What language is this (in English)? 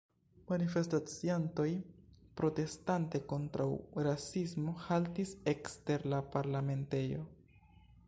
Esperanto